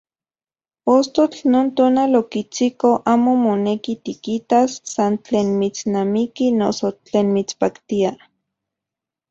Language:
Central Puebla Nahuatl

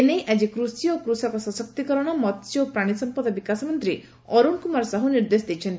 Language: Odia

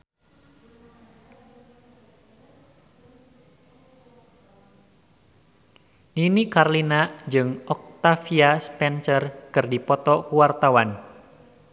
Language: Sundanese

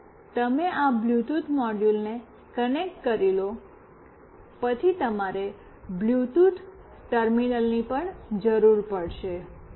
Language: Gujarati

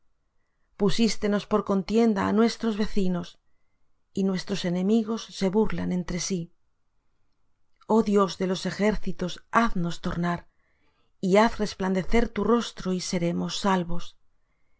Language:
Spanish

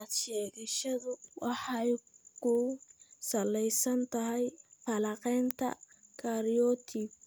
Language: Somali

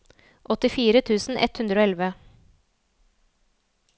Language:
Norwegian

